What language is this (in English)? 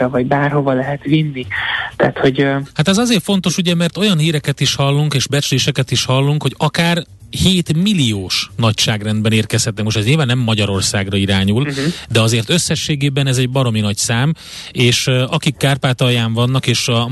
Hungarian